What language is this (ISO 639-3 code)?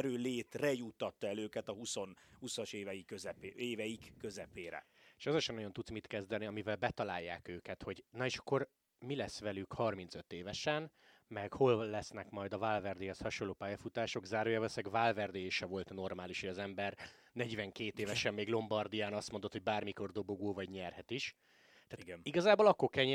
hun